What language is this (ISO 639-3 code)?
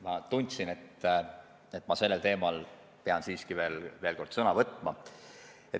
est